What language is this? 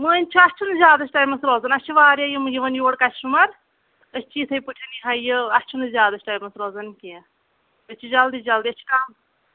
Kashmiri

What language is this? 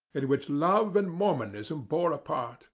English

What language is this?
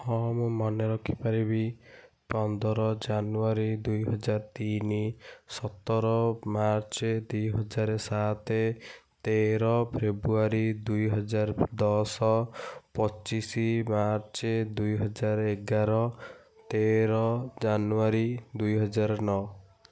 Odia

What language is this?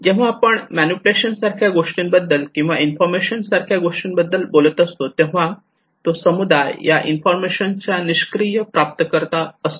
Marathi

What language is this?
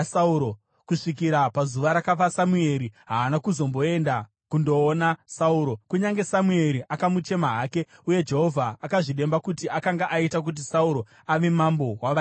Shona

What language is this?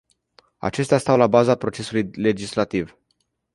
Romanian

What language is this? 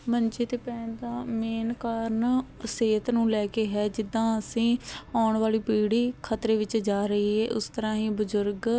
Punjabi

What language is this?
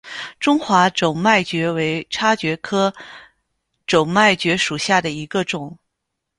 Chinese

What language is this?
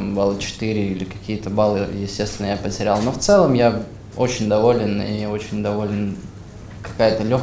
Russian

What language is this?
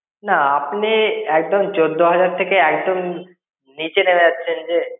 Bangla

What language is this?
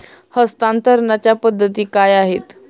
Marathi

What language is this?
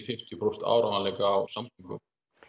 Icelandic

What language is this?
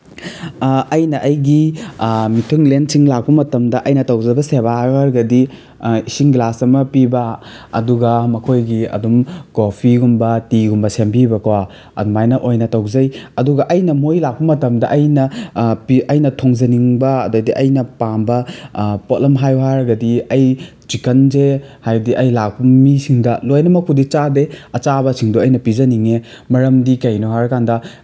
Manipuri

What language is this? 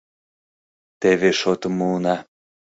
Mari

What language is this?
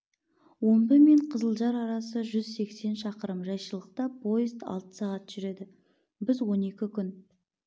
Kazakh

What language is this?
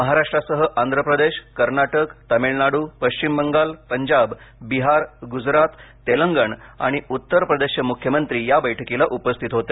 Marathi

